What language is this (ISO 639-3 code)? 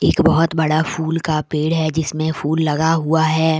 hin